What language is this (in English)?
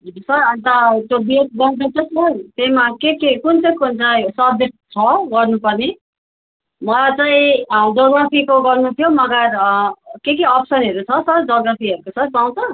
Nepali